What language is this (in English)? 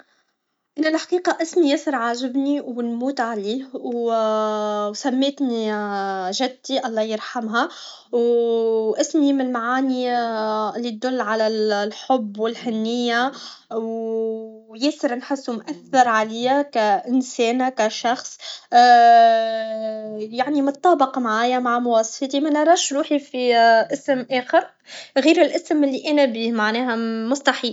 Tunisian Arabic